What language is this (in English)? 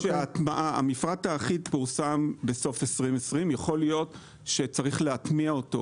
Hebrew